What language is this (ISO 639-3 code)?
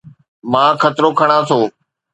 snd